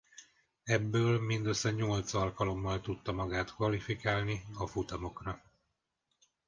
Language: Hungarian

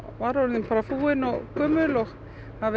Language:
Icelandic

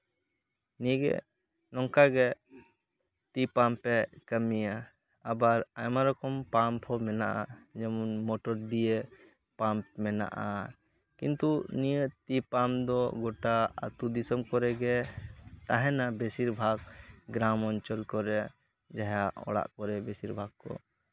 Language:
Santali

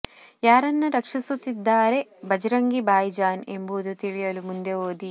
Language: Kannada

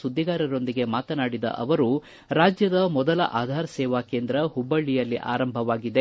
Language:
Kannada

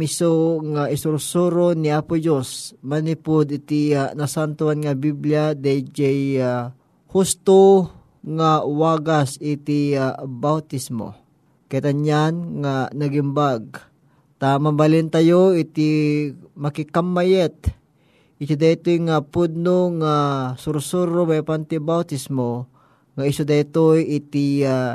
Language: Filipino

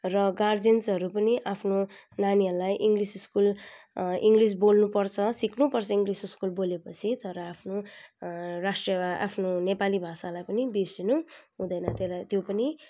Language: Nepali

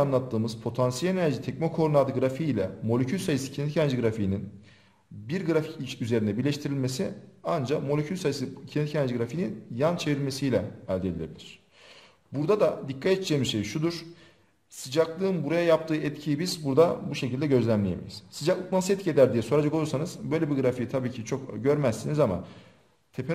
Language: Turkish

